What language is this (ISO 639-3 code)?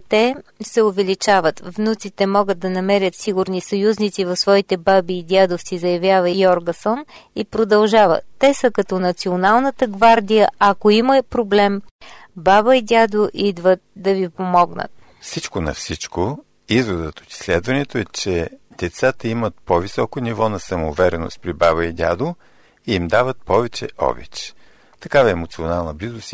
bul